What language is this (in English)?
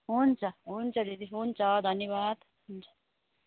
Nepali